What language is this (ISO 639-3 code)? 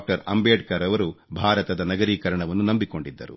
kan